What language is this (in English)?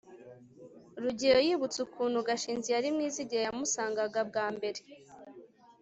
Kinyarwanda